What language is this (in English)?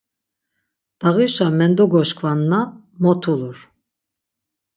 Laz